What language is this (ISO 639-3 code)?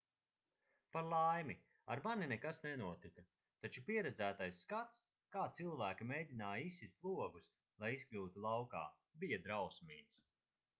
lav